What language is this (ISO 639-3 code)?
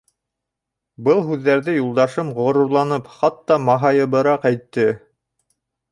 bak